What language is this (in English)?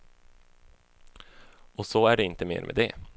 Swedish